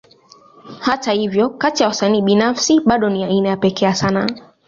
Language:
Swahili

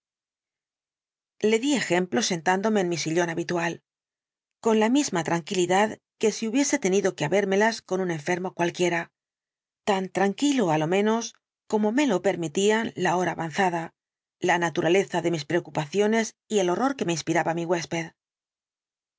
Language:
Spanish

